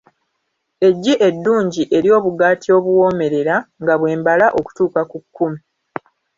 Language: Ganda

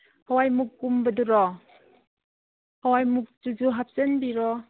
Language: Manipuri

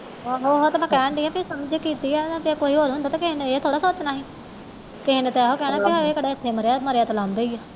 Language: Punjabi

